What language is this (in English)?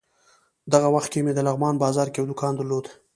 Pashto